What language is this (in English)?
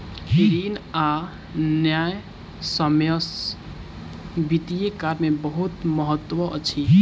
Maithili